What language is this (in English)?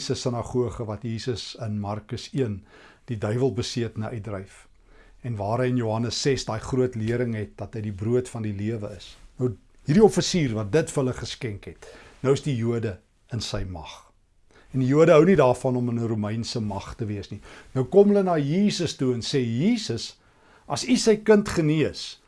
Dutch